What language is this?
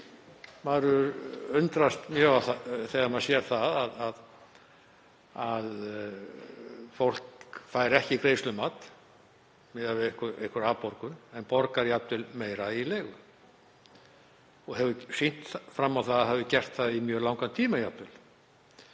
Icelandic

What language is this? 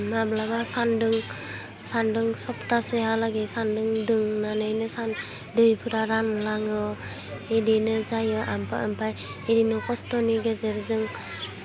Bodo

